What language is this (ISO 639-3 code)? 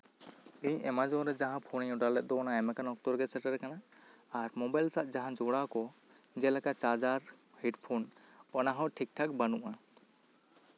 sat